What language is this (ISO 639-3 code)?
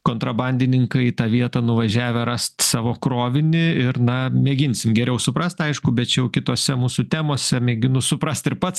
lit